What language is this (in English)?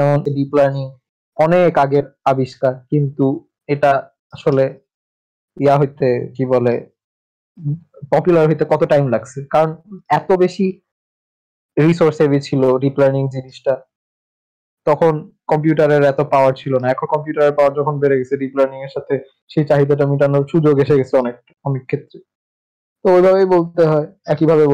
Bangla